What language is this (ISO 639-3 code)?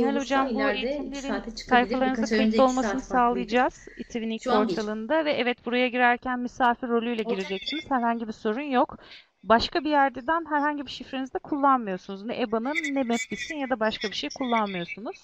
tur